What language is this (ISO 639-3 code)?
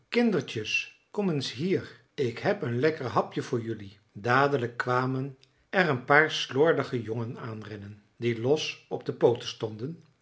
nld